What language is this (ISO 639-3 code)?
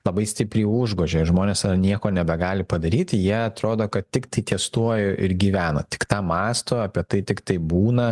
lit